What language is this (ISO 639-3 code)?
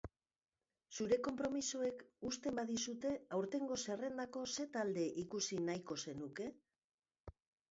eus